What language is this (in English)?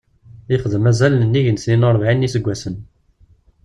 Kabyle